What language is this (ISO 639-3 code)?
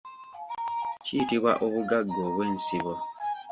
lug